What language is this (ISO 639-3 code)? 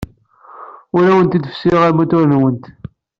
kab